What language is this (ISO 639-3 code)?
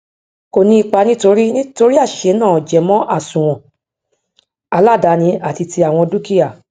yor